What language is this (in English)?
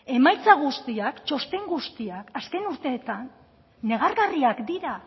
Basque